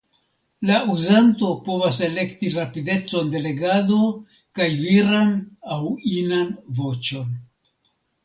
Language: Esperanto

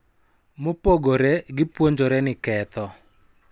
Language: Luo (Kenya and Tanzania)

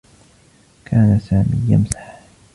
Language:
Arabic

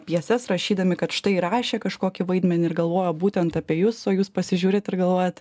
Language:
Lithuanian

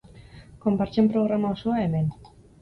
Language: Basque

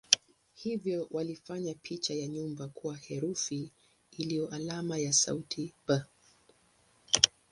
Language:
Swahili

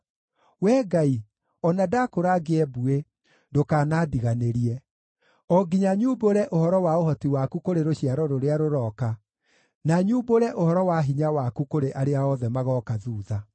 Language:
Kikuyu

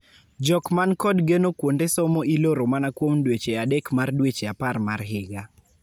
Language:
Luo (Kenya and Tanzania)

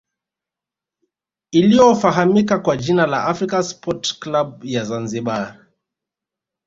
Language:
Swahili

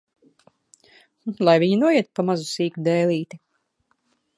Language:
Latvian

